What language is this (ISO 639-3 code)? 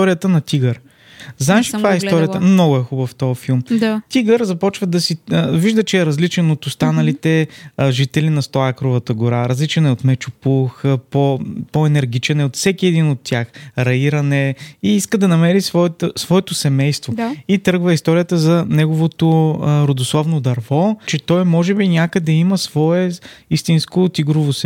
bul